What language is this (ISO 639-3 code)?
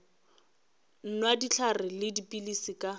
nso